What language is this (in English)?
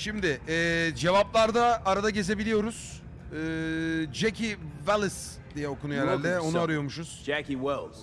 Turkish